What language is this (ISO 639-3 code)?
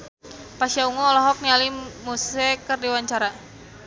sun